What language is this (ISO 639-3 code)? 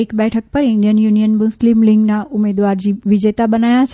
guj